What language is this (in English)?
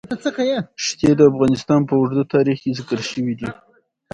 Pashto